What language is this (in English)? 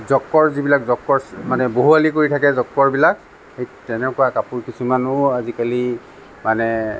Assamese